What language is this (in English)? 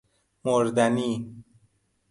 Persian